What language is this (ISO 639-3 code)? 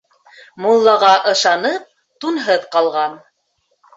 bak